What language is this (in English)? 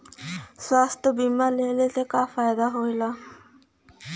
Bhojpuri